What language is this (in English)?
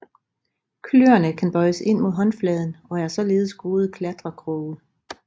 Danish